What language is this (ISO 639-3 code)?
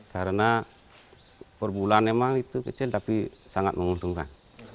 ind